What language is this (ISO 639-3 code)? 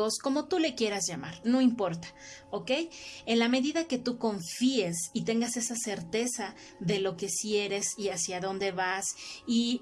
spa